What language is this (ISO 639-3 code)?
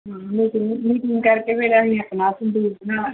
pan